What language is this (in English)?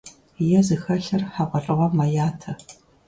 Kabardian